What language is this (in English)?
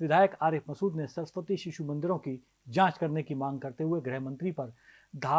Hindi